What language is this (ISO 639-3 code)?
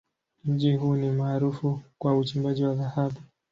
swa